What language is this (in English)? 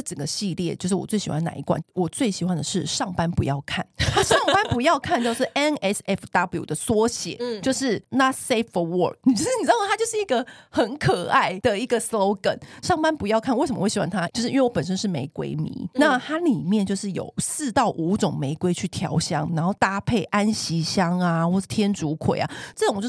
Chinese